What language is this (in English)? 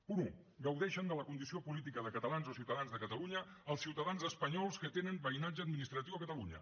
Catalan